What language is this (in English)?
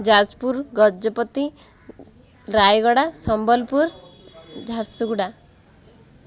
Odia